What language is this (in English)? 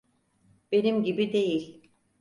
Turkish